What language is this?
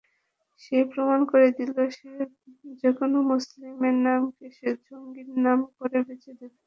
Bangla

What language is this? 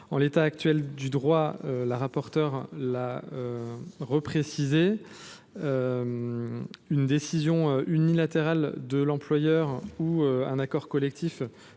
French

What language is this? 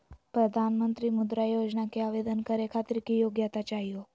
Magahi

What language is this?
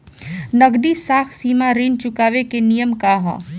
Bhojpuri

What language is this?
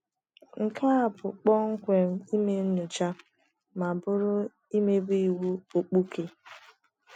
Igbo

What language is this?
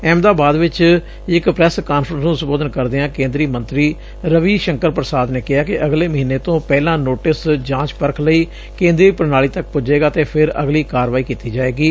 Punjabi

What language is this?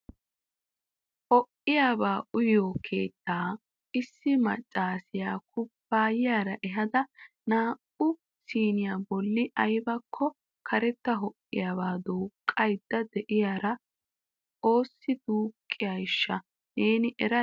Wolaytta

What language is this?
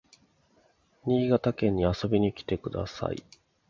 Japanese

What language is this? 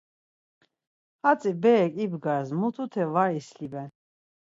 Laz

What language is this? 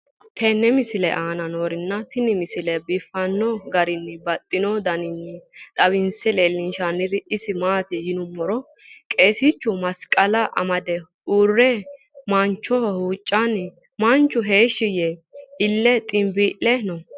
Sidamo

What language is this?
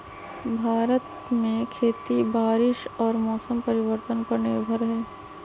Magahi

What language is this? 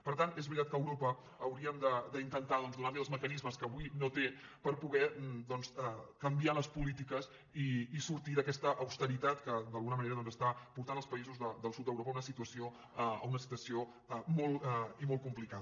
Catalan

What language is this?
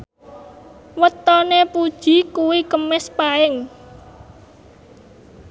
Javanese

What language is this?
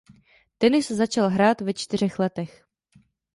Czech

